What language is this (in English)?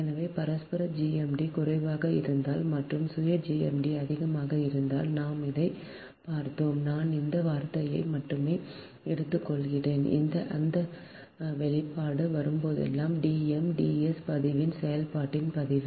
Tamil